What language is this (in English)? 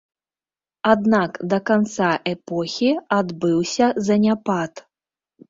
Belarusian